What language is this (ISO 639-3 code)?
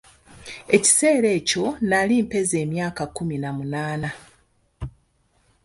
lug